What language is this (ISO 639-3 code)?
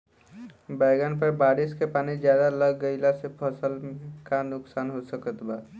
bho